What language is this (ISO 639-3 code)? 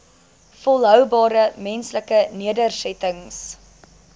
afr